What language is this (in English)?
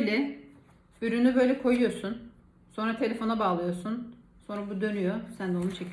Turkish